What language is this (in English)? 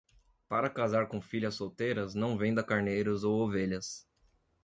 Portuguese